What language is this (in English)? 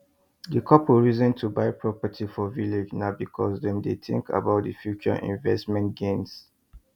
Nigerian Pidgin